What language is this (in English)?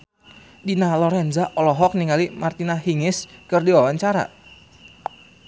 Sundanese